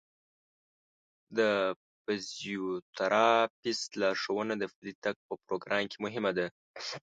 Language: Pashto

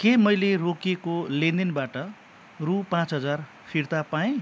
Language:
Nepali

